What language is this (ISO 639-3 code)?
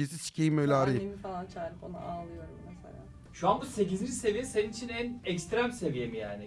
tur